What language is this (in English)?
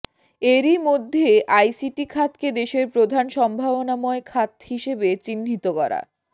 Bangla